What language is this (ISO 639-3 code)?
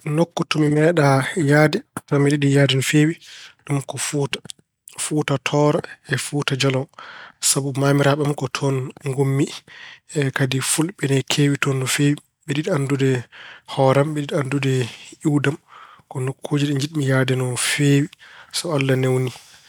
ful